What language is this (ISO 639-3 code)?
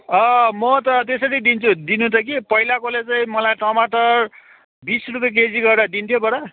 nep